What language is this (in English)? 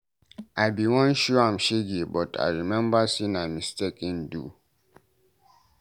Nigerian Pidgin